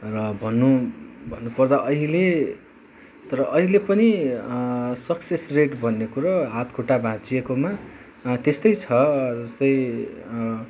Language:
Nepali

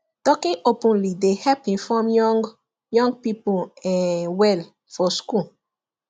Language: Nigerian Pidgin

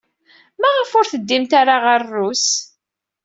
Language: Kabyle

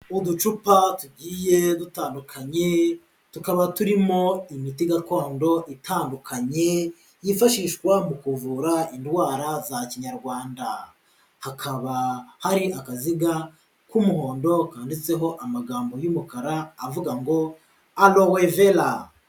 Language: Kinyarwanda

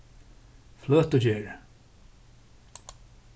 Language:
Faroese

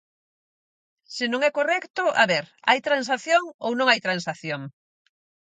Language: Galician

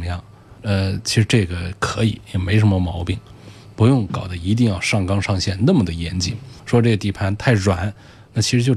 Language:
Chinese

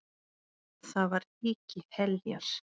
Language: Icelandic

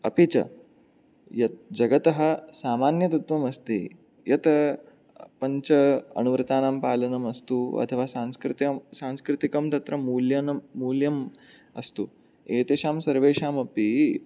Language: Sanskrit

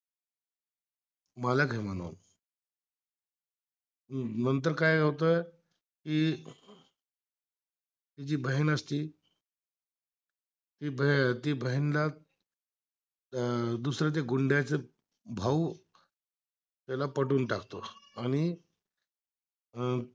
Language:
Marathi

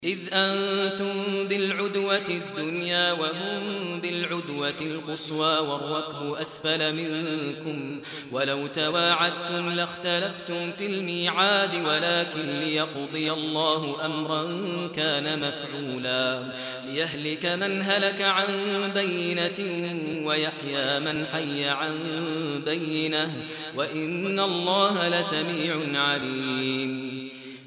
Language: Arabic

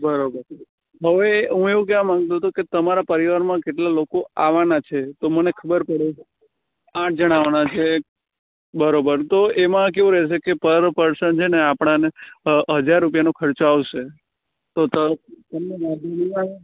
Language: Gujarati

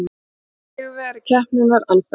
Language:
Icelandic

